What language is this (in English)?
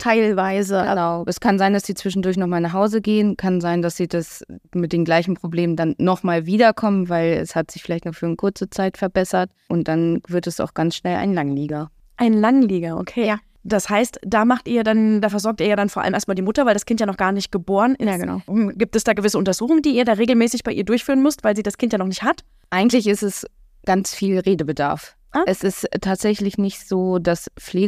German